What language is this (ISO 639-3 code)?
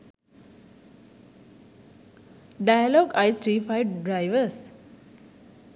sin